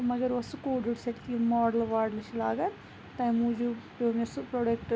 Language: Kashmiri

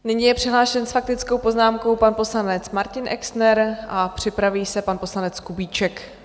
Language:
Czech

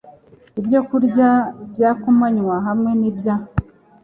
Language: Kinyarwanda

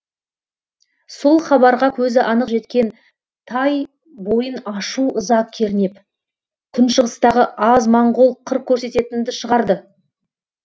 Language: Kazakh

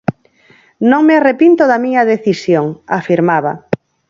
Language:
Galician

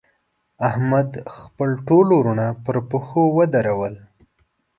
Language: Pashto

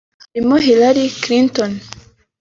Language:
Kinyarwanda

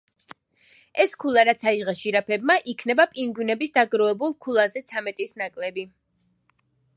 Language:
Georgian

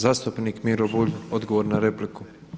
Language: Croatian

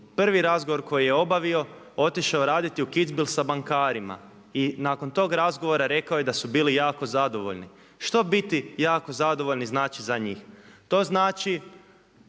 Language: Croatian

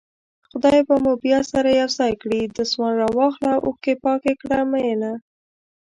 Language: Pashto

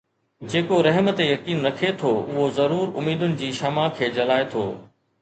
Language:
Sindhi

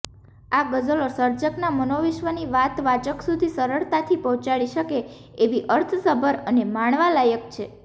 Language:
Gujarati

